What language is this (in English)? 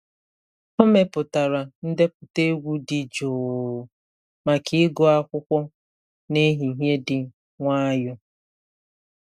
Igbo